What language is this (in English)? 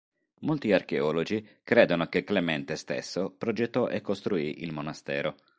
Italian